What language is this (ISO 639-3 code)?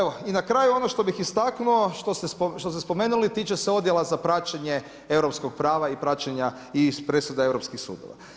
hrv